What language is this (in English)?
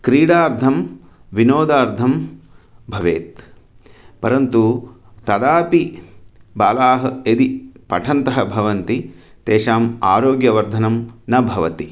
Sanskrit